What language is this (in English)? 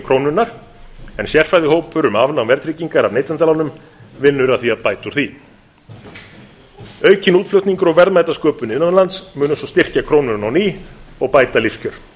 Icelandic